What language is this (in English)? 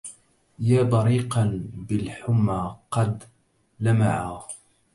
Arabic